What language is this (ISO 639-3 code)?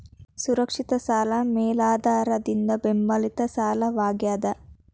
kan